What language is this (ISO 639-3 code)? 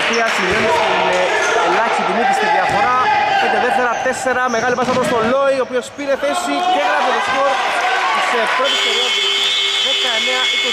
ell